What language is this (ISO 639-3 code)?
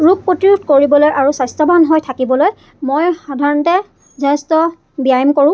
asm